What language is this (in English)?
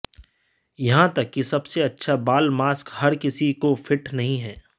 Hindi